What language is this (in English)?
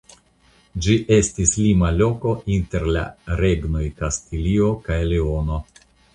Esperanto